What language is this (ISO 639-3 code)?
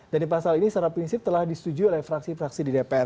ind